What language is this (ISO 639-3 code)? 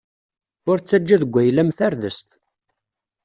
kab